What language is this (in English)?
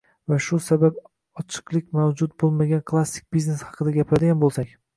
Uzbek